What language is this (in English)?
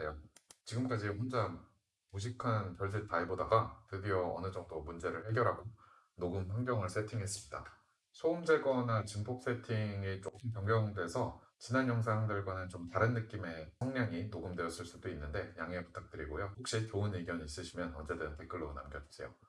Korean